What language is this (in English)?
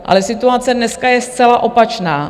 Czech